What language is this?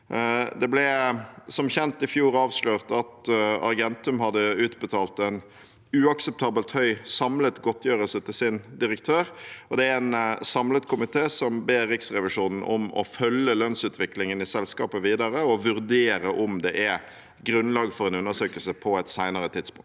Norwegian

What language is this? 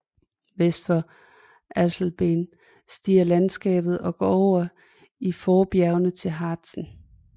Danish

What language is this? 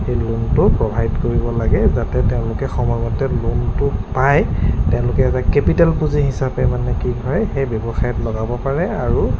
Assamese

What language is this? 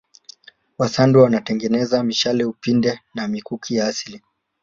Swahili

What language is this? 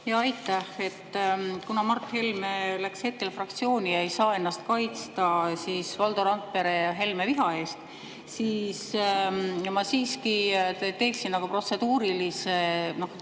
Estonian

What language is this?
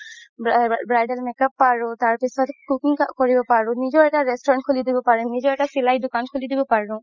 Assamese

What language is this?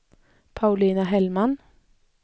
Swedish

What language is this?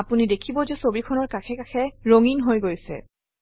Assamese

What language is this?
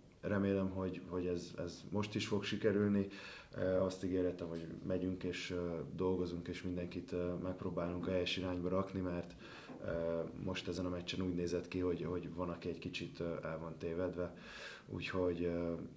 Hungarian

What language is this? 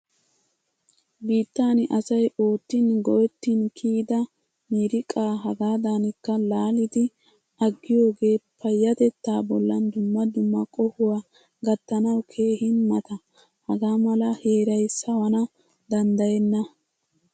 Wolaytta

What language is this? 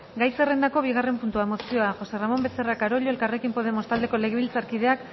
Basque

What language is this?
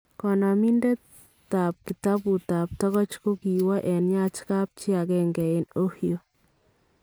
Kalenjin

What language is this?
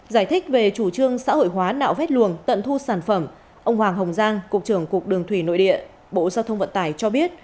Vietnamese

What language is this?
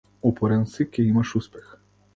Macedonian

